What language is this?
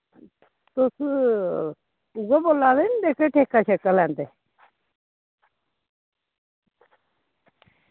Dogri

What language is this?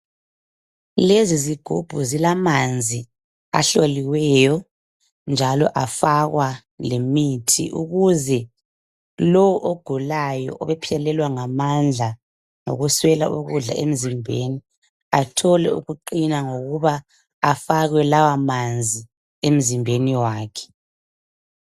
North Ndebele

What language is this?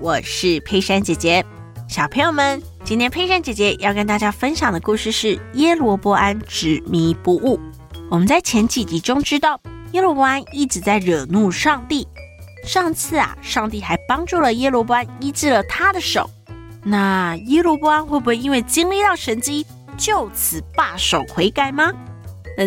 Chinese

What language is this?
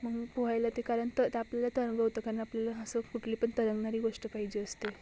Marathi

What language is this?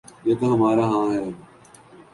Urdu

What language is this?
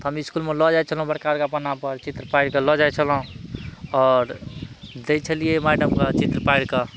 Maithili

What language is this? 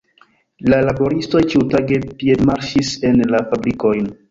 Esperanto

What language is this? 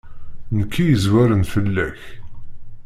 Kabyle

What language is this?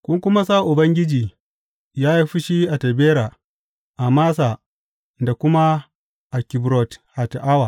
Hausa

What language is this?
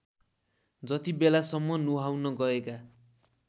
Nepali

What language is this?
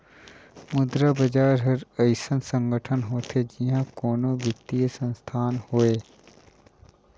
Chhattisgarhi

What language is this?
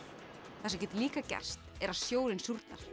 Icelandic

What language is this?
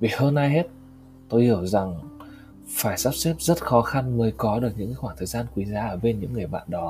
Vietnamese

